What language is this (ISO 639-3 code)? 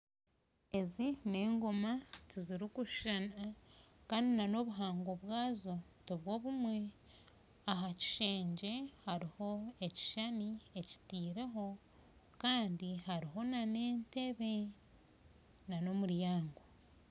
nyn